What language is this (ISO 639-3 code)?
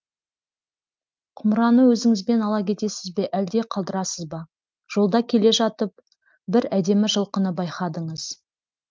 kaz